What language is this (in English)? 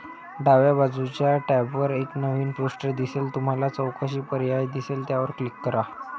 Marathi